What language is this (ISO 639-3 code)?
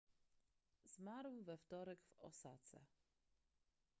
pol